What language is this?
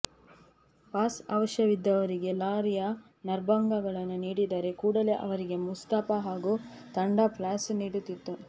Kannada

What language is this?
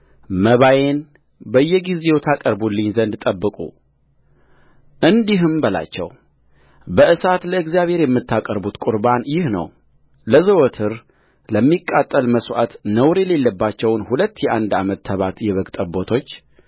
Amharic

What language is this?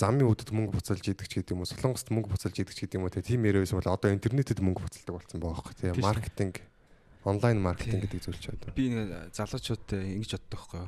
Korean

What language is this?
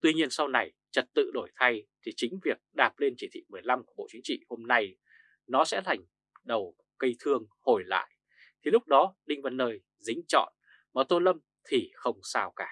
Vietnamese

